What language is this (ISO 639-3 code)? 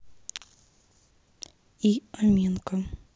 rus